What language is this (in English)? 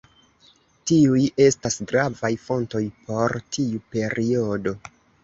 Esperanto